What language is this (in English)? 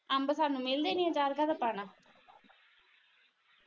Punjabi